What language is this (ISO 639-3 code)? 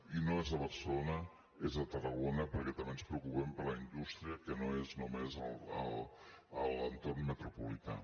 cat